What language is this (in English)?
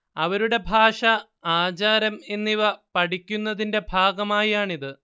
Malayalam